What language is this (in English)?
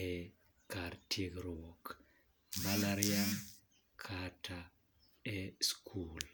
Luo (Kenya and Tanzania)